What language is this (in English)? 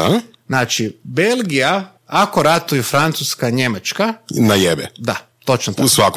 Croatian